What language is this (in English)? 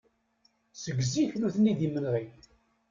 Kabyle